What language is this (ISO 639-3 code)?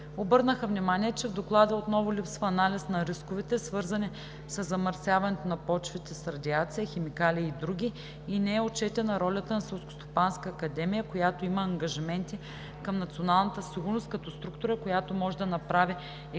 bul